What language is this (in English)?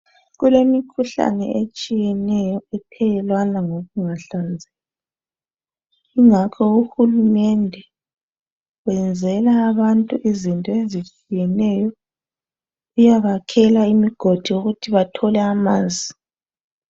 North Ndebele